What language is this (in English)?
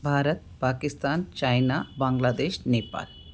Sindhi